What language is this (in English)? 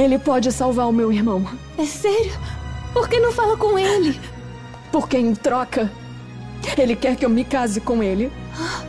Portuguese